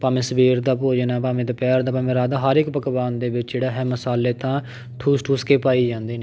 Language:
Punjabi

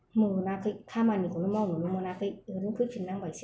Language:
Bodo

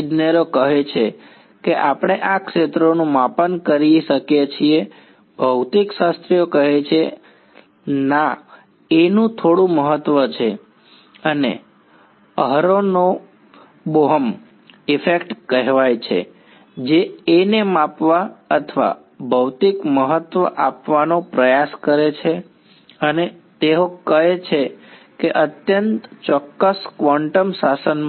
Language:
Gujarati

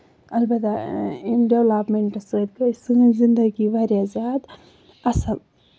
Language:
Kashmiri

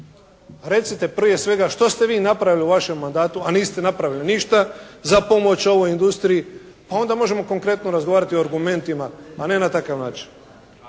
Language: Croatian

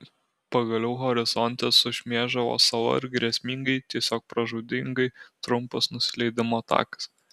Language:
Lithuanian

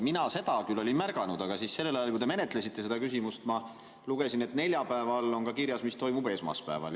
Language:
Estonian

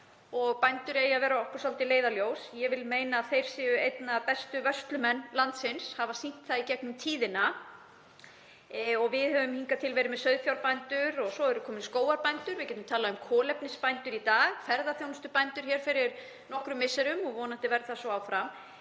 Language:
Icelandic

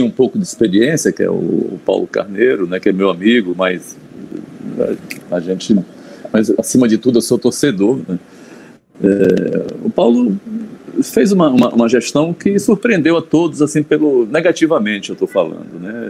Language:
Portuguese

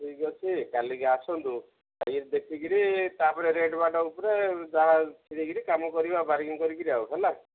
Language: Odia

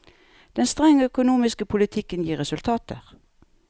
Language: Norwegian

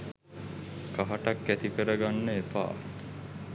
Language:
Sinhala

